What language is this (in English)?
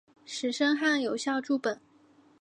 Chinese